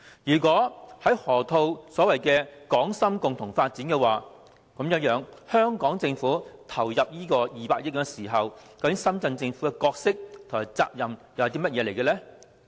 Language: Cantonese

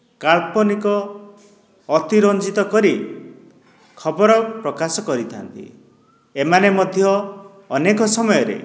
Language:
Odia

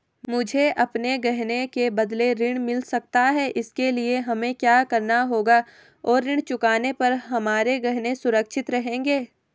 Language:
Hindi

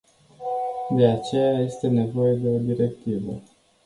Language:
Romanian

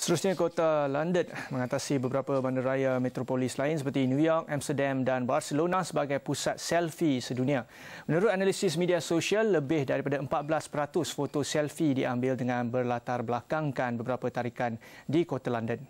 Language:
Malay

